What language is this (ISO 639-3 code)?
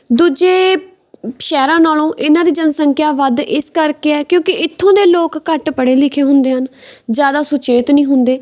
pan